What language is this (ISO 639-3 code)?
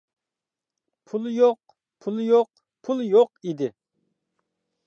uig